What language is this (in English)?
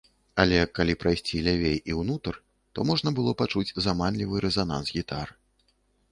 Belarusian